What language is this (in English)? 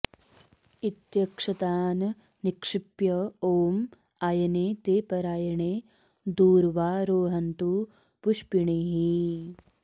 Sanskrit